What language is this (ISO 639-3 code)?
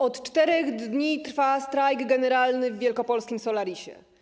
pol